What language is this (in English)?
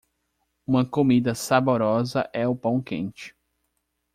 Portuguese